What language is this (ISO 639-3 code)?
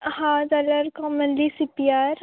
kok